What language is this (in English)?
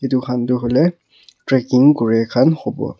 Naga Pidgin